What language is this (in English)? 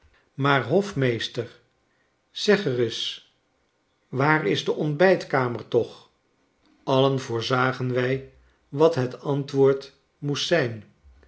Dutch